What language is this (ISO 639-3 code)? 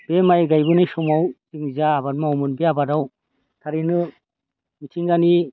brx